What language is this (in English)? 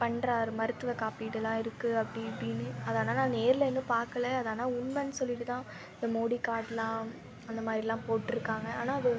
Tamil